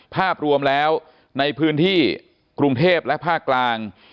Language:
Thai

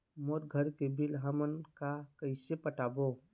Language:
Chhattisgarhi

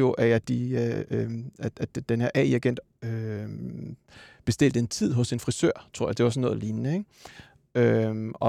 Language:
Danish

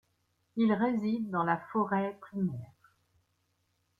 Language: French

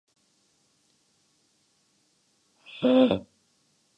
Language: Urdu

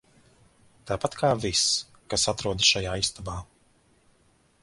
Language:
Latvian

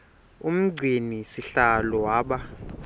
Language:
Xhosa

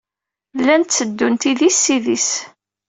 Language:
Kabyle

